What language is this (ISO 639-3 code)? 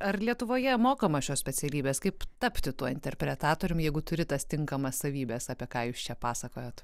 lit